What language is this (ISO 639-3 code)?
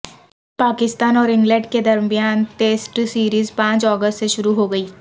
urd